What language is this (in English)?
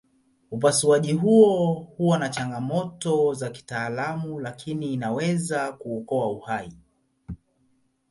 Swahili